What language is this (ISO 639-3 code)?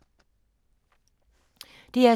dan